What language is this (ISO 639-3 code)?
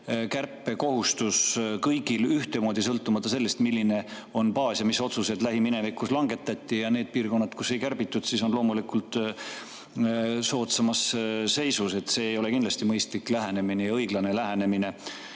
est